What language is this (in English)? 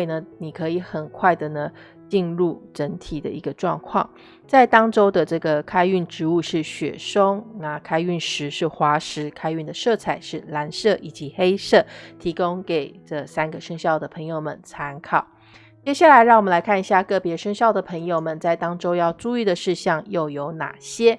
Chinese